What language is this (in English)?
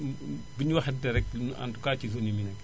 Wolof